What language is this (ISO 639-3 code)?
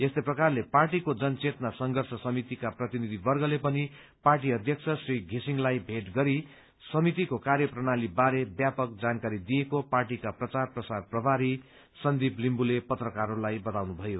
nep